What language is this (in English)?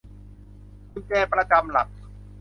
Thai